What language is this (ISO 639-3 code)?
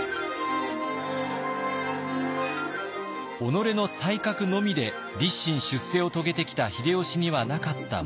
jpn